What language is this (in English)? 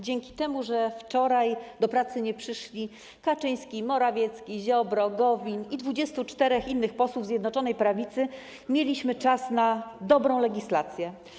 Polish